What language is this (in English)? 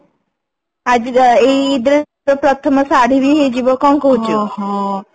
Odia